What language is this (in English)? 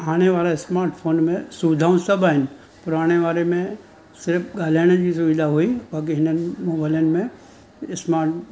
Sindhi